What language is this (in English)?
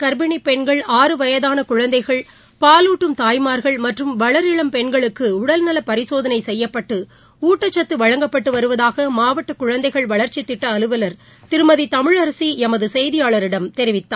Tamil